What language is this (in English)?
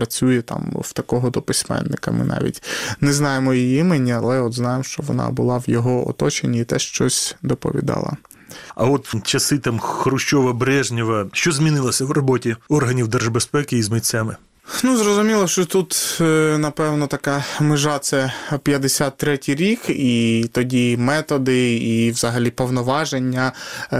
Ukrainian